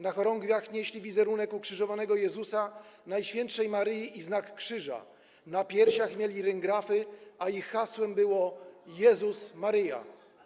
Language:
Polish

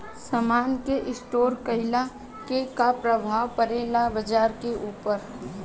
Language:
Bhojpuri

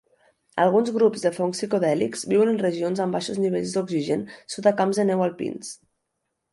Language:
Catalan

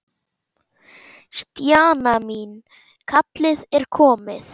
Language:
Icelandic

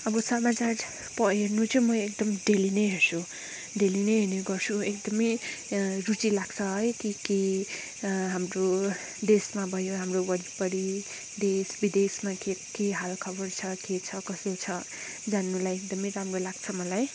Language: Nepali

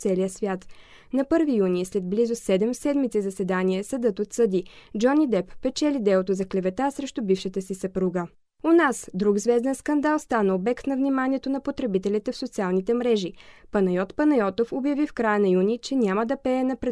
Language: Bulgarian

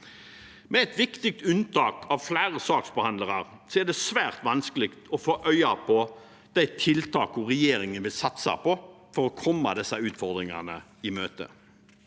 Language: Norwegian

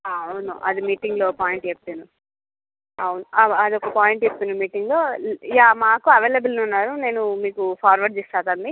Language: Telugu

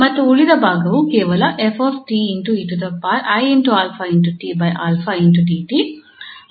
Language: Kannada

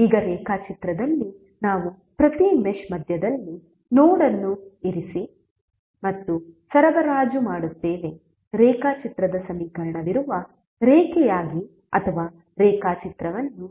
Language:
Kannada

